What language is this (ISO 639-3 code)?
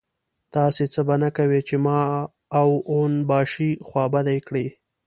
pus